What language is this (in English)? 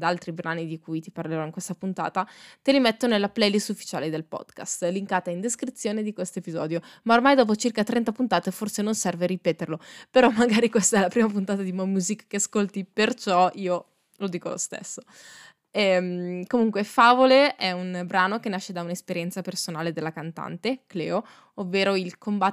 Italian